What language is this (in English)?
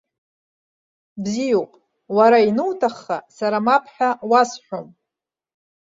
Abkhazian